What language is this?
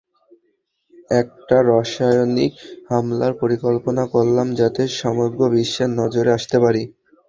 Bangla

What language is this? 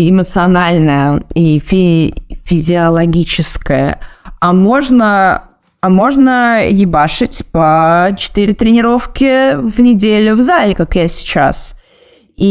Russian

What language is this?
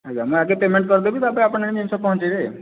Odia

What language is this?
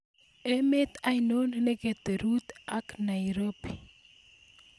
Kalenjin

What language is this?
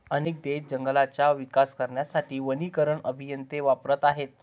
Marathi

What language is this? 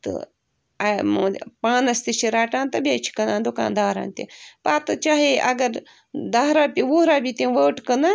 Kashmiri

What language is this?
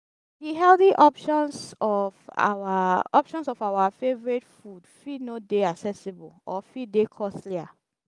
Nigerian Pidgin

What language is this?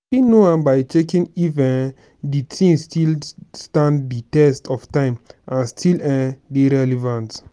Nigerian Pidgin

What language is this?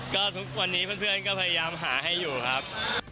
Thai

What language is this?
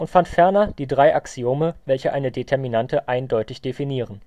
German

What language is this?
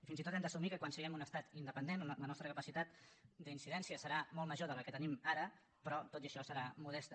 Catalan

